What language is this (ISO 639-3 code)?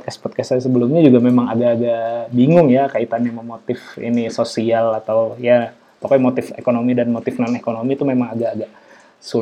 ind